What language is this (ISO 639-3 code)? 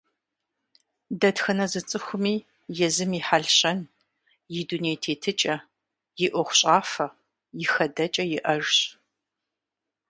kbd